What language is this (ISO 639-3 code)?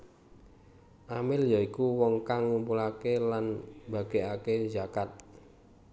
jav